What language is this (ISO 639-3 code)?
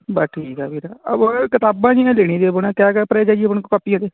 pan